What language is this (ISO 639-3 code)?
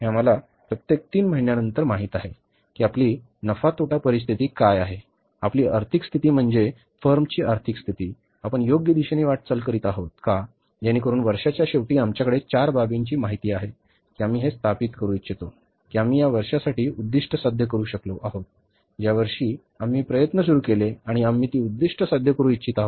mar